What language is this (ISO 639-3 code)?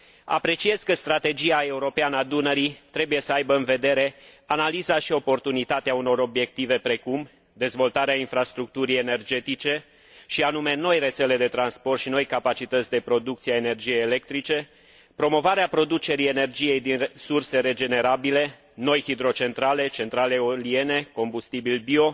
ron